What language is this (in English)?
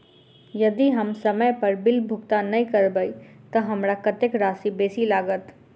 Maithili